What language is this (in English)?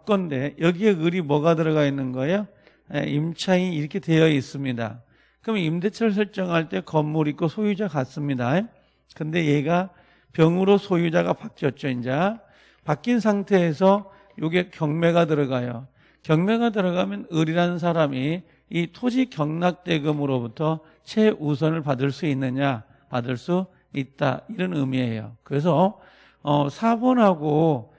Korean